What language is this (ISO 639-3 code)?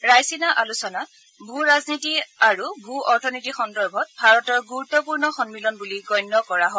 asm